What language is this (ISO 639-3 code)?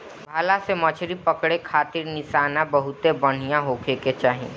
bho